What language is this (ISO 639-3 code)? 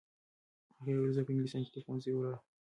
pus